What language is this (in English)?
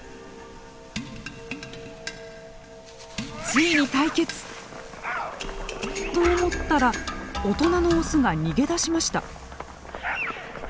Japanese